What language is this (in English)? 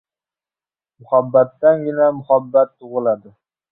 Uzbek